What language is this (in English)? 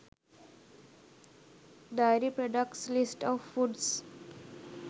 Sinhala